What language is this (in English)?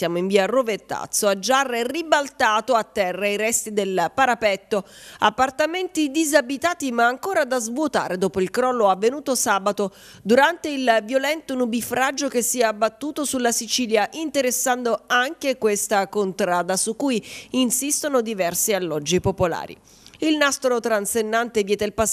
Italian